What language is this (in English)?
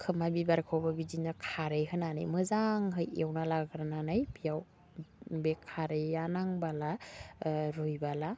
Bodo